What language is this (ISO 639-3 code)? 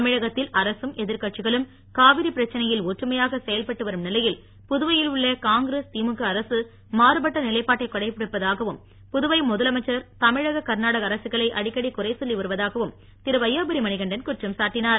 tam